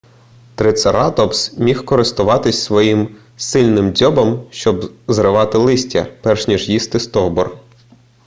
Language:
Ukrainian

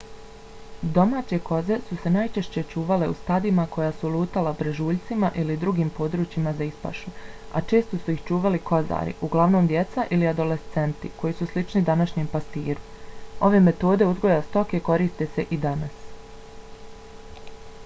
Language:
Bosnian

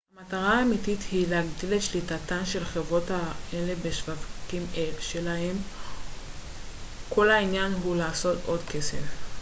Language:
Hebrew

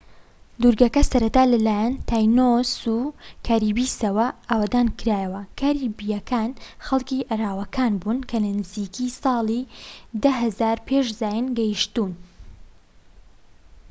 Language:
Central Kurdish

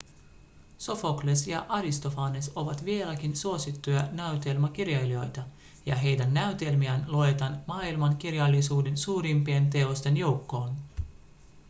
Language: Finnish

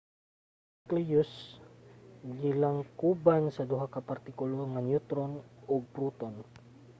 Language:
Cebuano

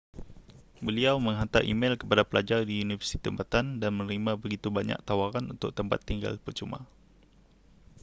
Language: Malay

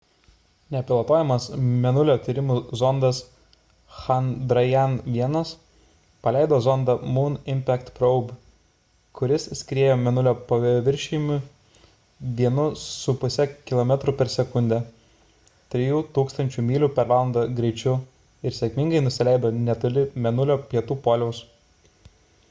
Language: Lithuanian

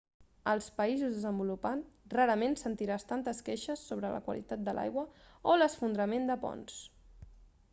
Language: Catalan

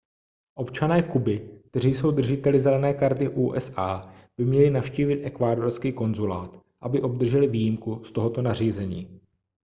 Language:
Czech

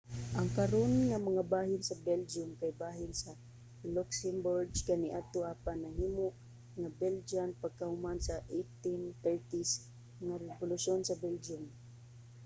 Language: Cebuano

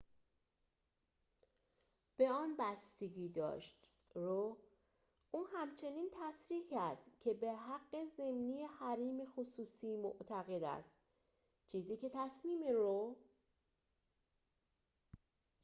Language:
Persian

